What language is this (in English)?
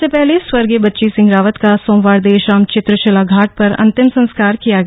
Hindi